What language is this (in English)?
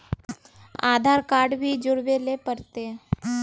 Magahi